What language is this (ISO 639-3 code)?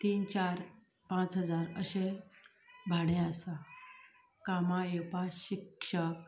kok